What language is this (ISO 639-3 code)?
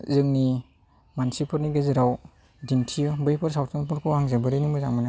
brx